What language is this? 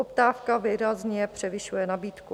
Czech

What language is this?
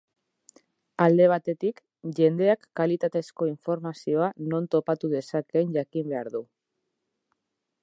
Basque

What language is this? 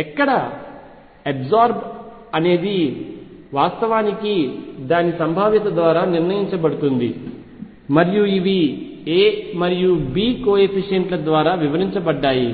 Telugu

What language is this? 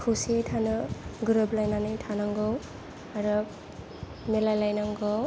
Bodo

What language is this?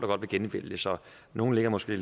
Danish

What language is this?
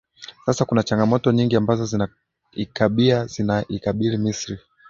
Swahili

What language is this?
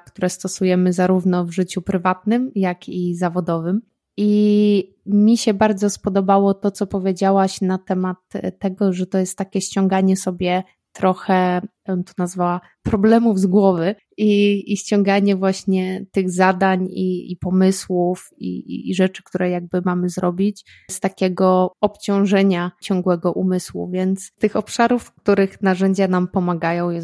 Polish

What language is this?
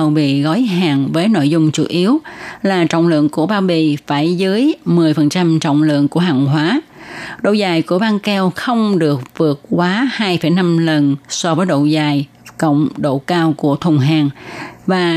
Vietnamese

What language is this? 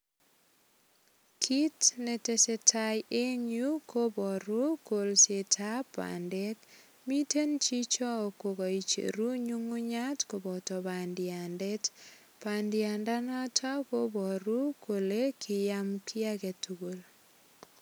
Kalenjin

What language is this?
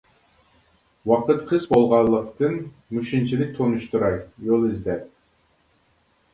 Uyghur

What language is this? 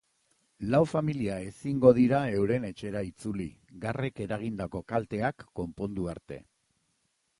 Basque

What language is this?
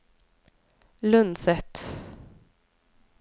Norwegian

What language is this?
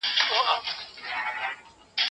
Pashto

